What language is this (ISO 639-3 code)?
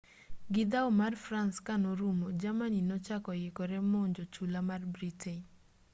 luo